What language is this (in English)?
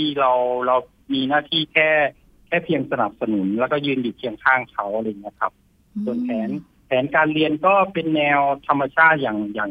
Thai